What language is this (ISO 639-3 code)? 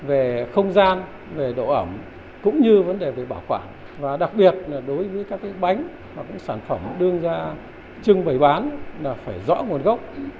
vie